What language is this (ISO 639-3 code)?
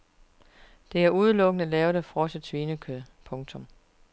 dan